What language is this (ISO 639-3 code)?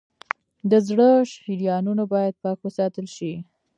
pus